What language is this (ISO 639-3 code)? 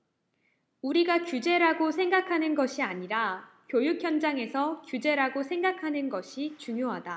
kor